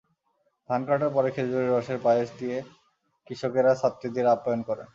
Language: Bangla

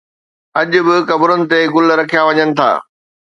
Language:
Sindhi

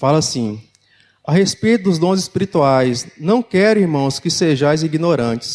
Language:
Portuguese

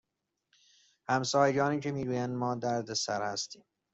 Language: Persian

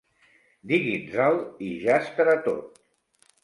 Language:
Catalan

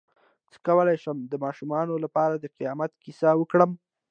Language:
Pashto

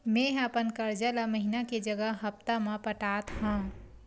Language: Chhattisgarhi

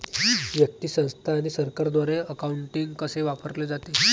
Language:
Marathi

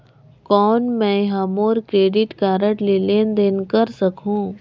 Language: Chhattisgarhi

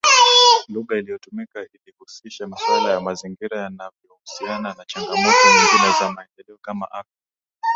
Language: Swahili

